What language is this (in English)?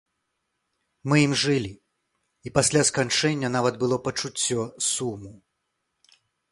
Belarusian